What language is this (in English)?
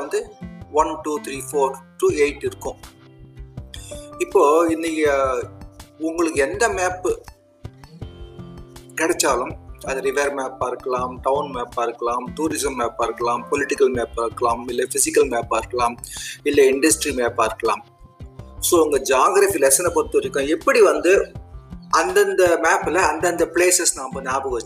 Tamil